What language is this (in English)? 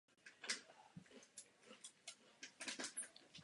Czech